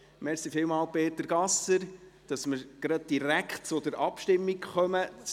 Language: Swiss German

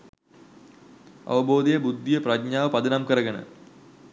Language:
Sinhala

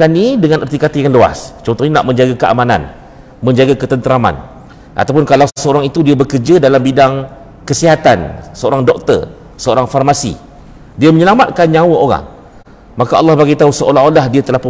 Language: Malay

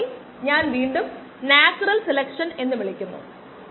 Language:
Malayalam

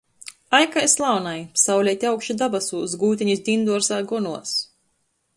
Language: Latgalian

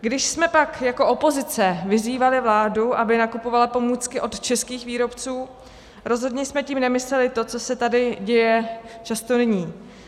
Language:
Czech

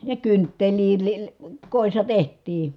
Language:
Finnish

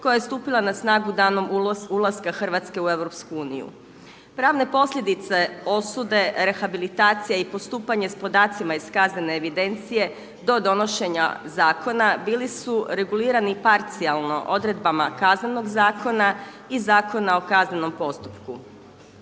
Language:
Croatian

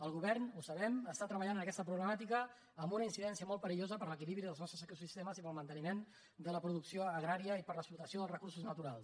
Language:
Catalan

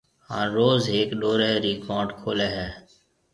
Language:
Marwari (Pakistan)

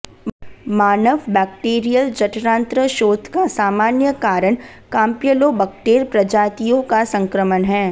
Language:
Hindi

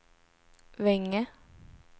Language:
Swedish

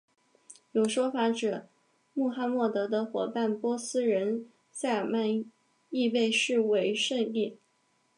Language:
Chinese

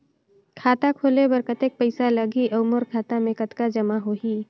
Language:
Chhattisgarhi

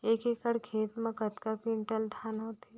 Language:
Chhattisgarhi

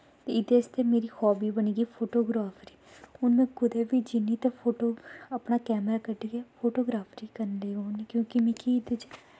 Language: Dogri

